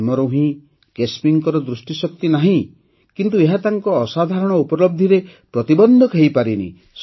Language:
Odia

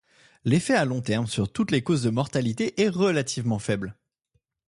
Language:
French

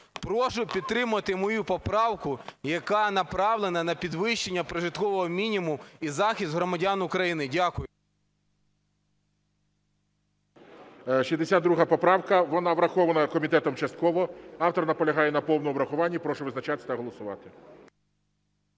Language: Ukrainian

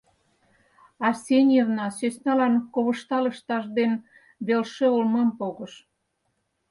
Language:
Mari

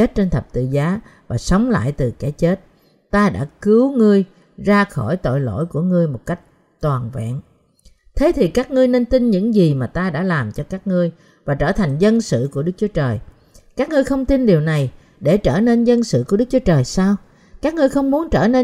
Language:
Vietnamese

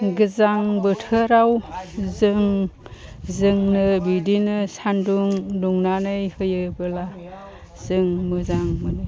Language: Bodo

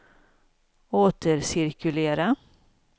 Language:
Swedish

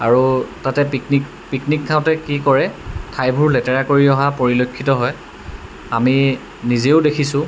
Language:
Assamese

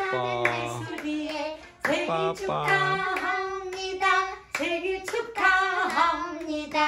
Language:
Korean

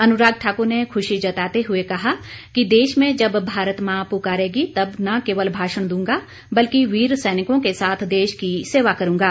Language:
Hindi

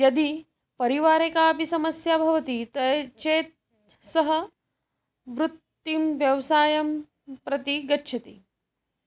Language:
Sanskrit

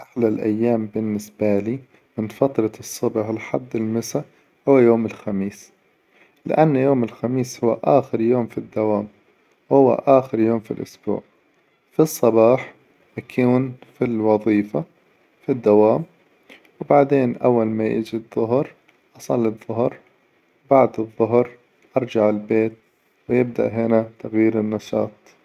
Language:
Hijazi Arabic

